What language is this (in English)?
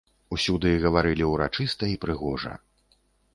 Belarusian